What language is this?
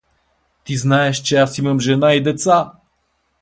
Bulgarian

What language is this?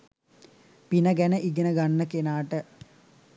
Sinhala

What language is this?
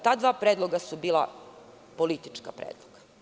Serbian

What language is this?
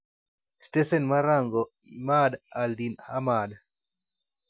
Luo (Kenya and Tanzania)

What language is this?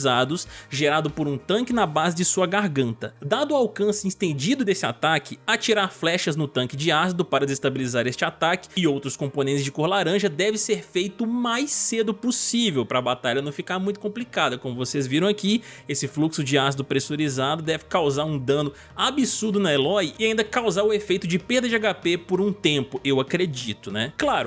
Portuguese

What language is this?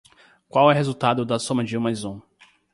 Portuguese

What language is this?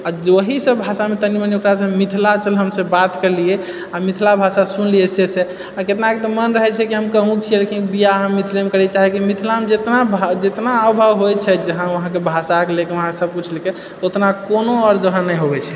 Maithili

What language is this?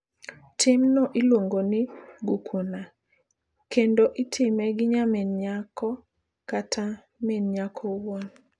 Luo (Kenya and Tanzania)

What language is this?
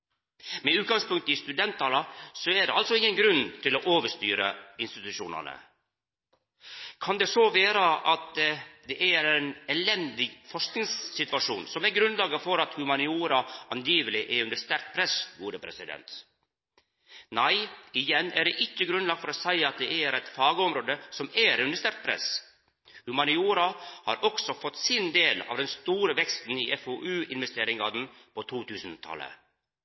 Norwegian Nynorsk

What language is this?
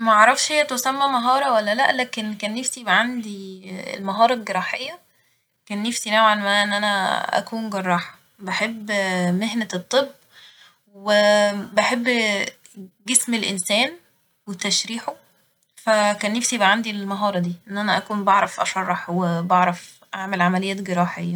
Egyptian Arabic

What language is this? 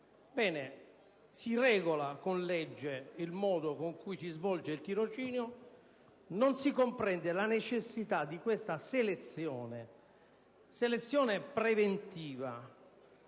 Italian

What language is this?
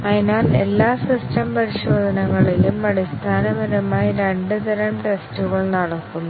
Malayalam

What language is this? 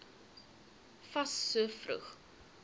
Afrikaans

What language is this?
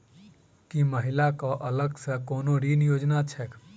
Maithili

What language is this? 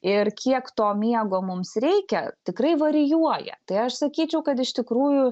Lithuanian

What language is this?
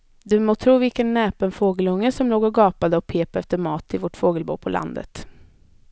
Swedish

